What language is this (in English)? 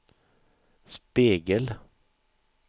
Swedish